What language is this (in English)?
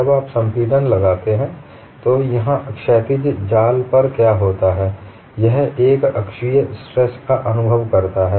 Hindi